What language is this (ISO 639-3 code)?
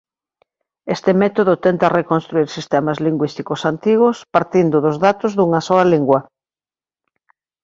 glg